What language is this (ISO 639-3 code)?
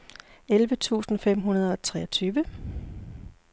dan